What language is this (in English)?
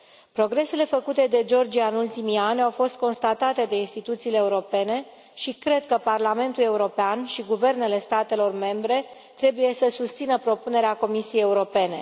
Romanian